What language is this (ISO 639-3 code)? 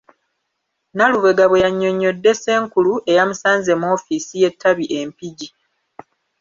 lug